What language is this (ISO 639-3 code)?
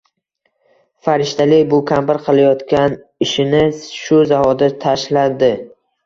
uzb